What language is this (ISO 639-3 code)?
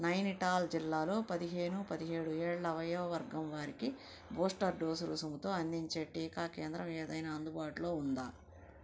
tel